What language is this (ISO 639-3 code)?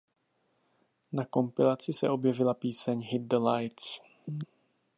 ces